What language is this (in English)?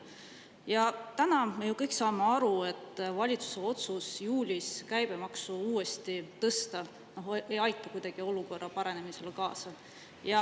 Estonian